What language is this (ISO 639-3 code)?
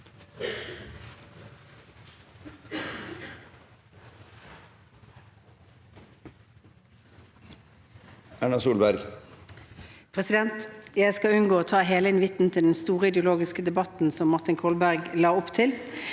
nor